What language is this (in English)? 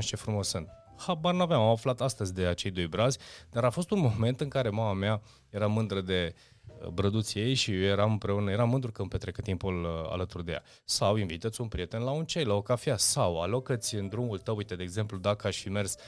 Romanian